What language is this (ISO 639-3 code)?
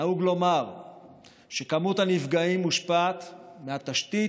heb